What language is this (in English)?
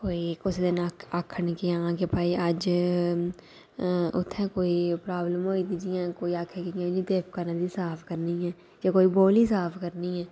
Dogri